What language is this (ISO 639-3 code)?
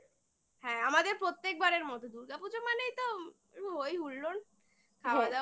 ben